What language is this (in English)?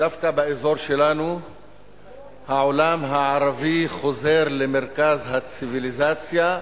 Hebrew